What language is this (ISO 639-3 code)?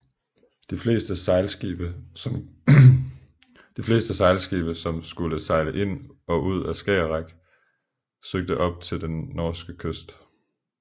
dan